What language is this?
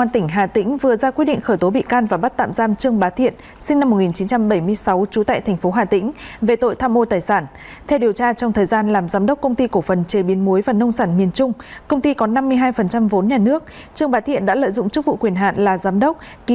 Vietnamese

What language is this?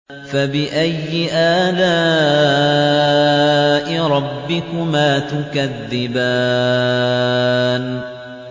Arabic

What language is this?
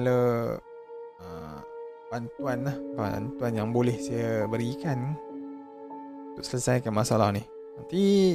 Malay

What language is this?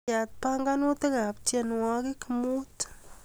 Kalenjin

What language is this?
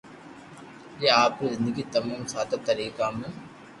Loarki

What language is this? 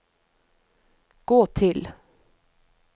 Norwegian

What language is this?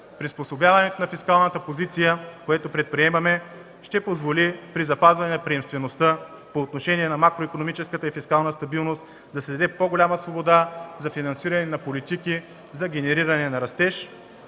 Bulgarian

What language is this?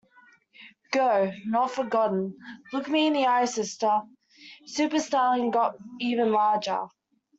English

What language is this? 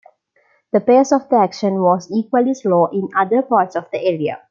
English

